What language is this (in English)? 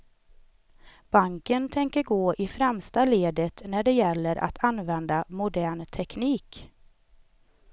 Swedish